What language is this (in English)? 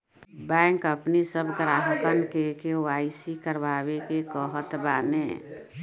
Bhojpuri